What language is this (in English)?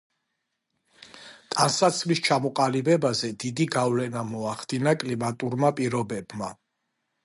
Georgian